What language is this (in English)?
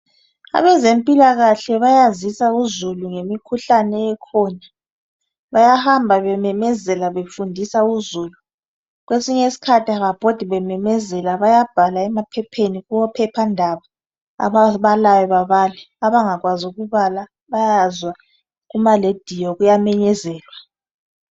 North Ndebele